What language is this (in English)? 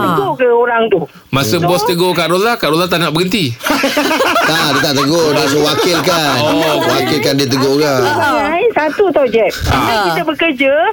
Malay